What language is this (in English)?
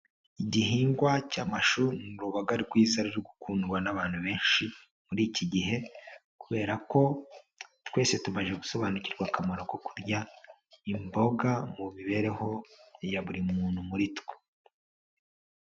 Kinyarwanda